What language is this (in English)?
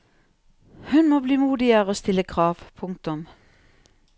Norwegian